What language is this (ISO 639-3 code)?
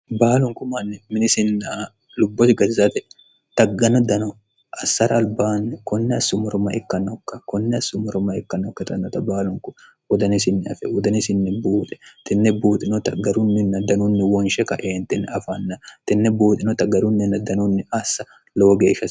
sid